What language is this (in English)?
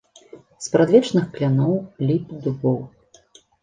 Belarusian